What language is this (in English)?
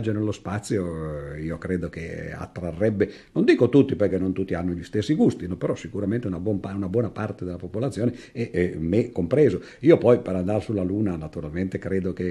Italian